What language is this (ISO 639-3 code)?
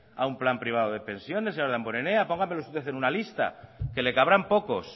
spa